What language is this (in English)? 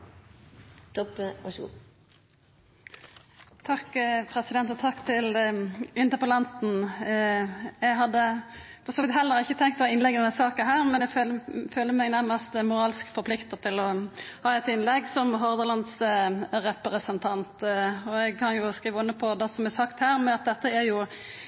Norwegian Nynorsk